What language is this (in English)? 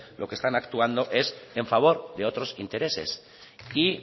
Spanish